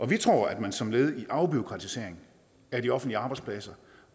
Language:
Danish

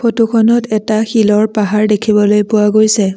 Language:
Assamese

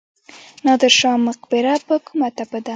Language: Pashto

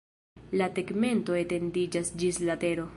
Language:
Esperanto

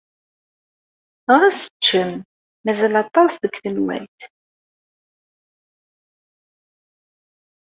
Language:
Kabyle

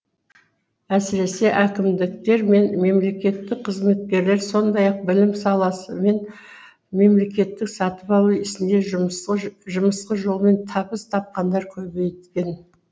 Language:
Kazakh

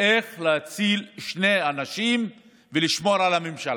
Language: Hebrew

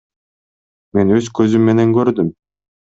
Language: Kyrgyz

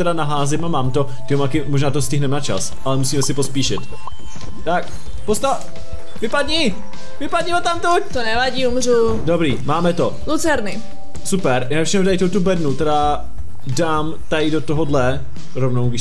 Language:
Czech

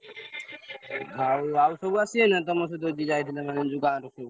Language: Odia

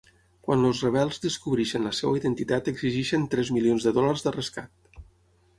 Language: Catalan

